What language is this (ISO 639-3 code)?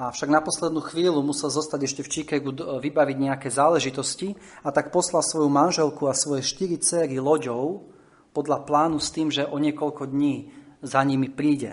slk